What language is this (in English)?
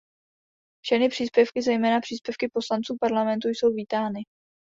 Czech